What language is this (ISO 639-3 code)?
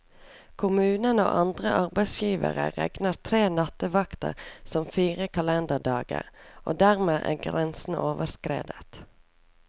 nor